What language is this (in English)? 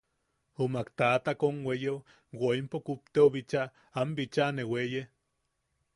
Yaqui